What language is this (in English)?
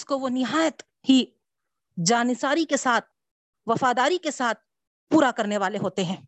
Urdu